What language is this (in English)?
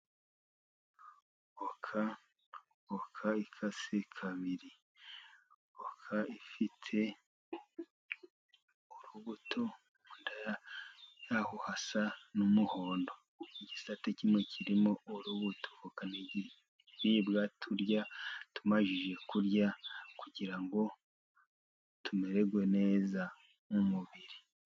Kinyarwanda